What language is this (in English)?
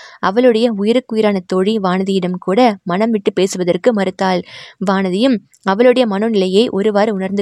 Tamil